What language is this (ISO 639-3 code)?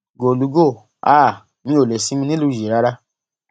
yor